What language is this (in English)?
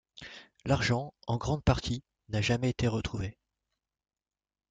French